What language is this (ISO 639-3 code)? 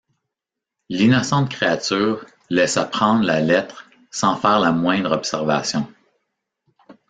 fra